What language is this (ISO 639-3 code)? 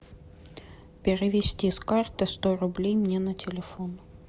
rus